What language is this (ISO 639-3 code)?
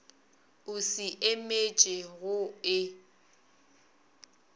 nso